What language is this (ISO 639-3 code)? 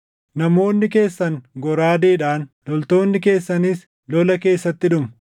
orm